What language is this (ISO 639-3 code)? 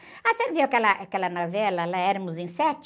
por